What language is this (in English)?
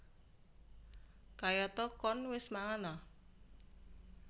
Javanese